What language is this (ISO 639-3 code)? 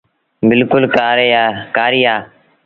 sbn